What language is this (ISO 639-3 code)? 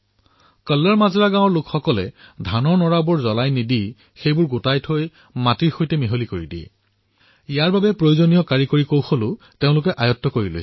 asm